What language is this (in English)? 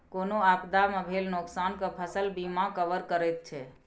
Maithili